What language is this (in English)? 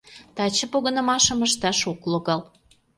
Mari